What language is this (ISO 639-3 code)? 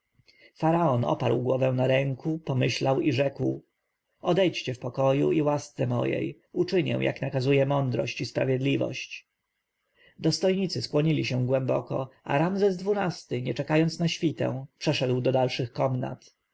pol